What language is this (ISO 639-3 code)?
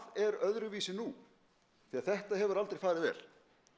isl